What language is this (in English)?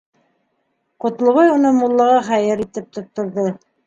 Bashkir